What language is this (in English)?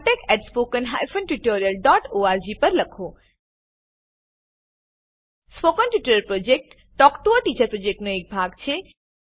Gujarati